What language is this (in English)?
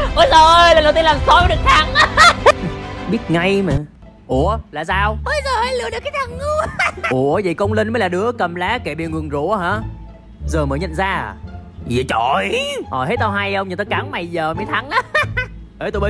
Vietnamese